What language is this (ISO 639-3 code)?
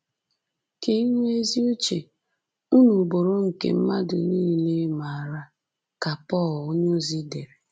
ibo